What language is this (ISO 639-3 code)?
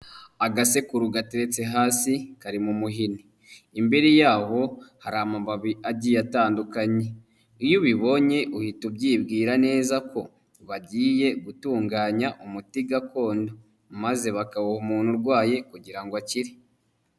kin